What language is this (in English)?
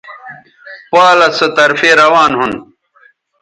Bateri